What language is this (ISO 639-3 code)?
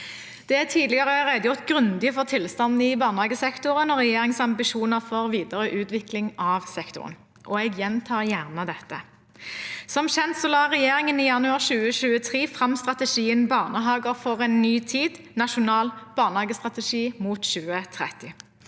nor